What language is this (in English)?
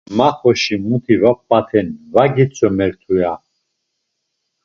Laz